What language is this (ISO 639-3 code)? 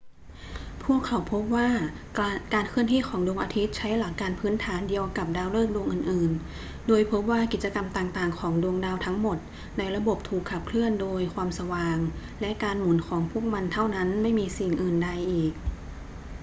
tha